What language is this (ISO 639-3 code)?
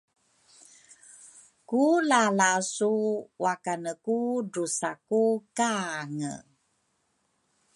dru